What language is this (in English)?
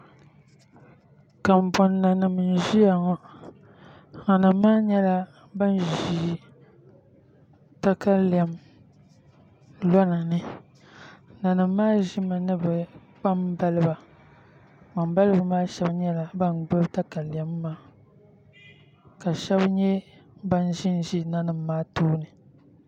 Dagbani